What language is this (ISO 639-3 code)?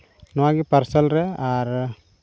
sat